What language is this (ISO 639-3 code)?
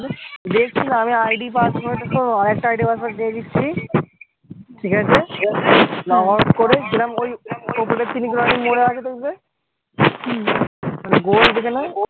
ben